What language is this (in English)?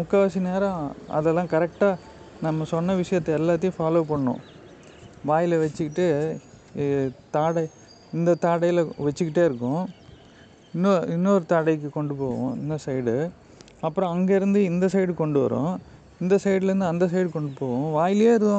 Tamil